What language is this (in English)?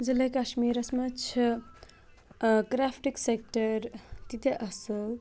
Kashmiri